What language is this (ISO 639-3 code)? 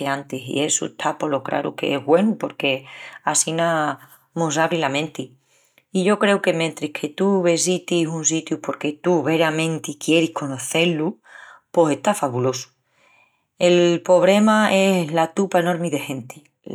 ext